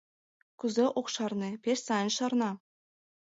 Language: Mari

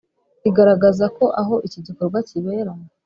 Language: Kinyarwanda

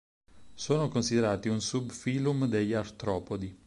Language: Italian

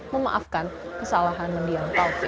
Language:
Indonesian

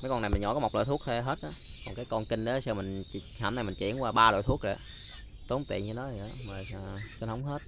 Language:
Vietnamese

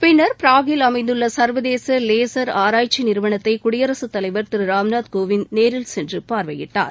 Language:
Tamil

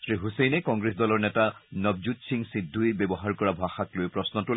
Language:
Assamese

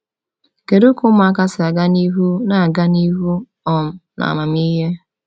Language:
Igbo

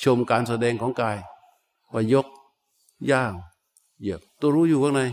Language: Thai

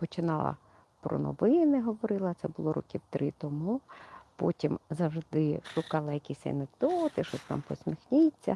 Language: Ukrainian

